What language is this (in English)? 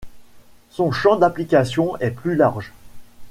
French